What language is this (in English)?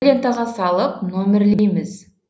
Kazakh